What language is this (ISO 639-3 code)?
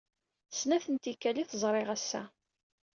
kab